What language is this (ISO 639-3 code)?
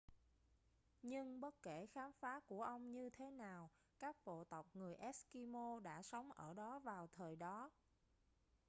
vie